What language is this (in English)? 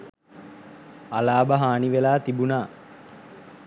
Sinhala